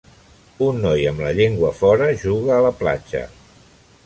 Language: Catalan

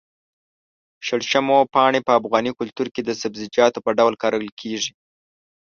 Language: Pashto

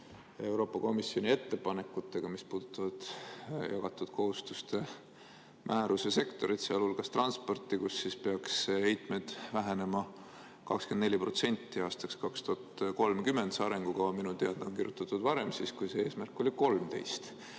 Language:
Estonian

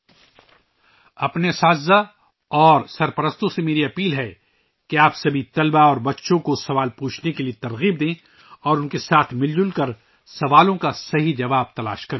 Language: Urdu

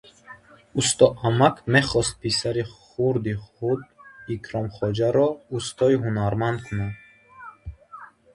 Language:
Tajik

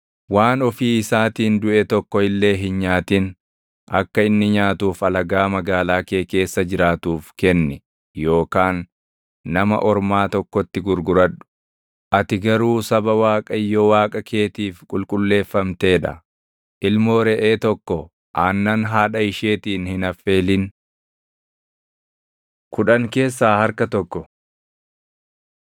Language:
Oromo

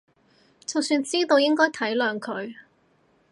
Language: Cantonese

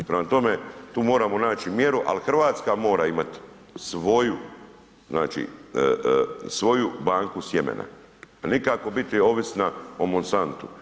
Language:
Croatian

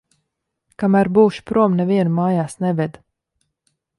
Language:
Latvian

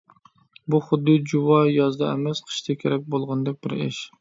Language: Uyghur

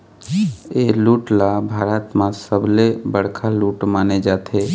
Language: Chhattisgarhi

